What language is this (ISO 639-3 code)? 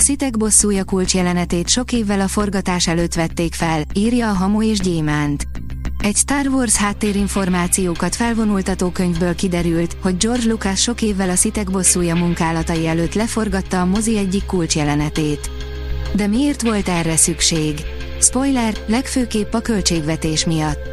hun